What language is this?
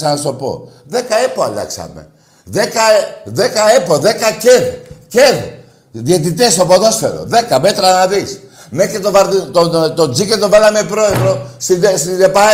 Greek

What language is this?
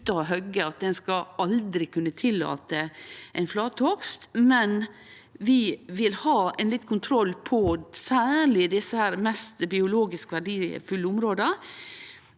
Norwegian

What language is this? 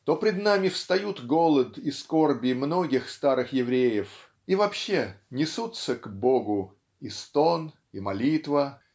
Russian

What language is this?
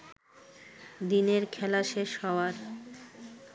Bangla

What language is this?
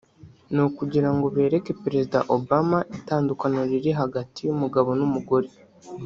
Kinyarwanda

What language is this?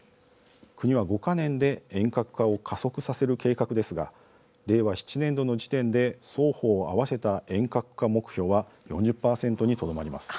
Japanese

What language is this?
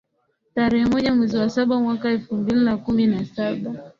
Swahili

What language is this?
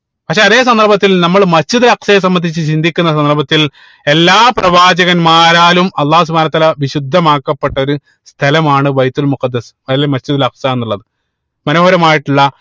Malayalam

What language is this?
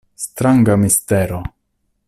Esperanto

